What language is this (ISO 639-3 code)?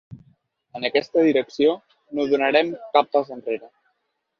cat